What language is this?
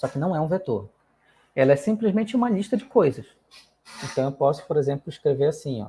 Portuguese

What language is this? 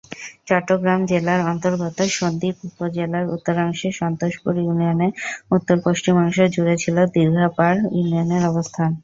Bangla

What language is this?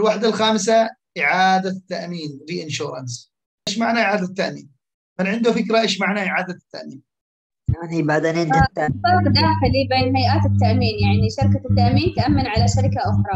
Arabic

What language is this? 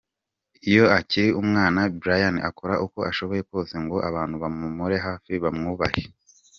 Kinyarwanda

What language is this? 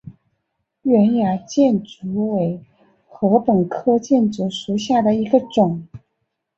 Chinese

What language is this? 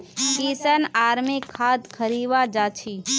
Magahi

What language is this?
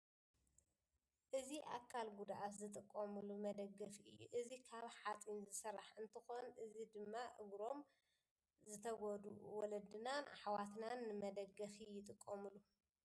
Tigrinya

